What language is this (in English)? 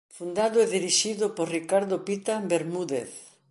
Galician